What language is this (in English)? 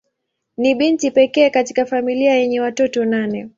Swahili